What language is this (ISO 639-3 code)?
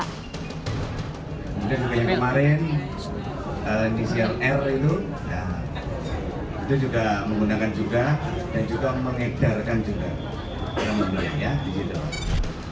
ind